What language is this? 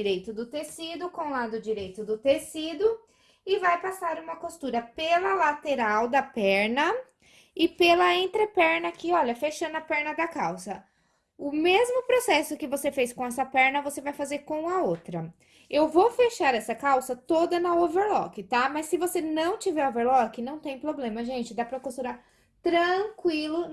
Portuguese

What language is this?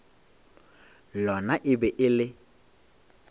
Northern Sotho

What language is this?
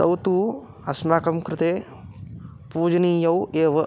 Sanskrit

